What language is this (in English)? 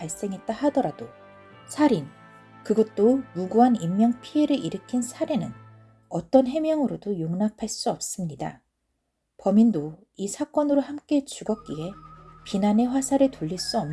Korean